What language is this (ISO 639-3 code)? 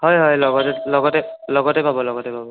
asm